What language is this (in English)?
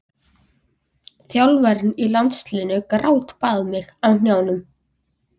Icelandic